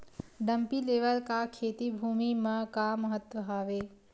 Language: Chhattisgarhi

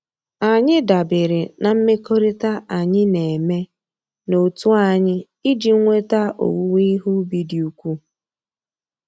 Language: Igbo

